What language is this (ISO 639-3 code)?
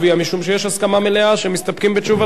heb